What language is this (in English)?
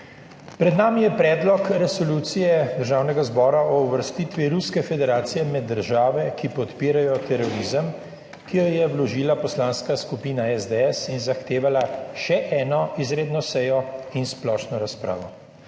Slovenian